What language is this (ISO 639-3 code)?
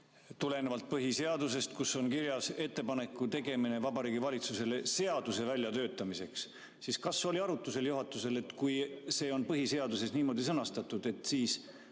est